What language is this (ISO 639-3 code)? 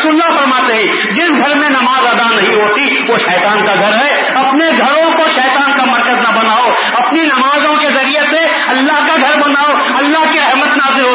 urd